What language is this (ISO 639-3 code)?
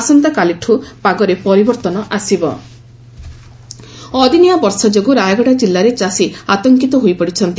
ori